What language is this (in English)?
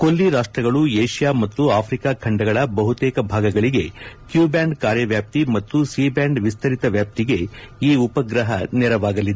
Kannada